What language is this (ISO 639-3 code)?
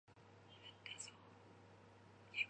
zho